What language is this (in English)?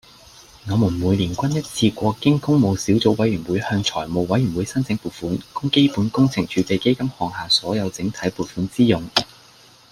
Cantonese